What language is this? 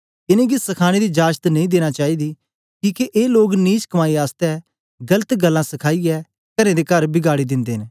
Dogri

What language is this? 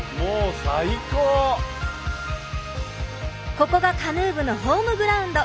Japanese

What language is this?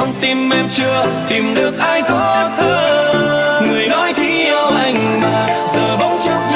Vietnamese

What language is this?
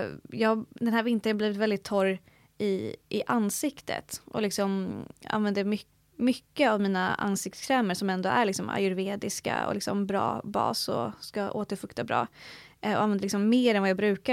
Swedish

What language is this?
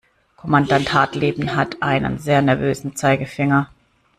German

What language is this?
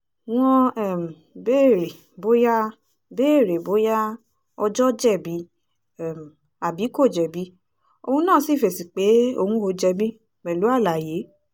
Yoruba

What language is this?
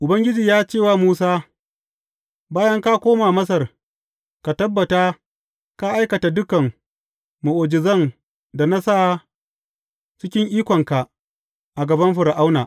Hausa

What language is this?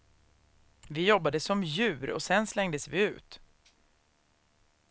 Swedish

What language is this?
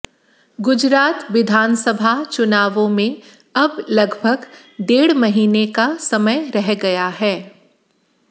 Hindi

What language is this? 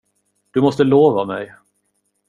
Swedish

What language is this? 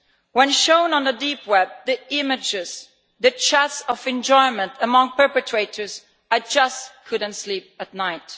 English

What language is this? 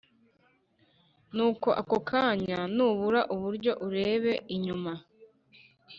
Kinyarwanda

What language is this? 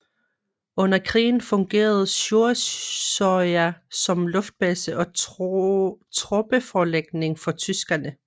Danish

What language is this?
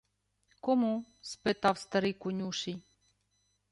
Ukrainian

